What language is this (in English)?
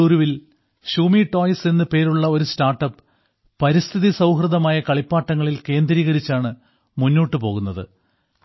Malayalam